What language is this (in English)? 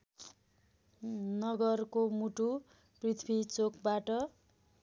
Nepali